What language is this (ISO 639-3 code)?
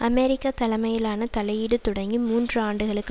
tam